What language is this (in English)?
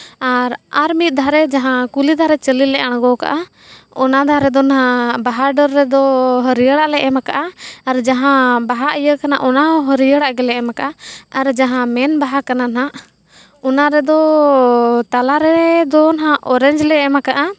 Santali